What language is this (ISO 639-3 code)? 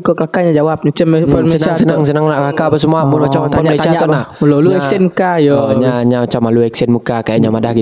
msa